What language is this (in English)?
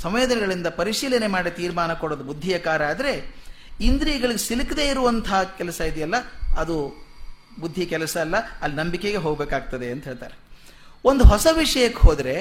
Kannada